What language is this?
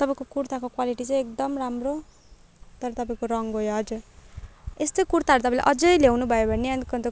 Nepali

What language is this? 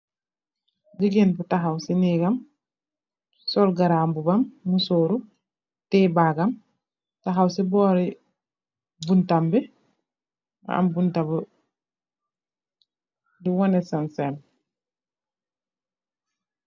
Wolof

